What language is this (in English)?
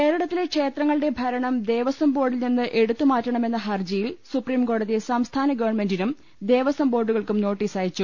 Malayalam